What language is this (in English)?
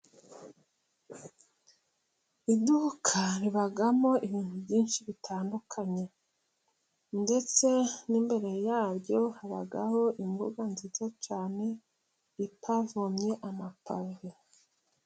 Kinyarwanda